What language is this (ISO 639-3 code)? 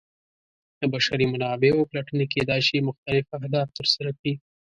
pus